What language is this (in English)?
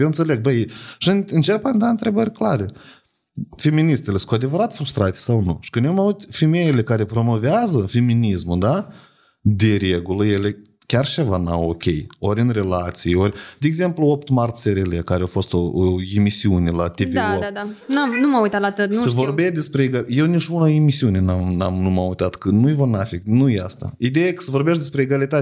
Romanian